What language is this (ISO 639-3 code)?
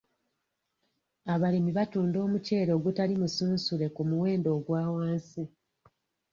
lug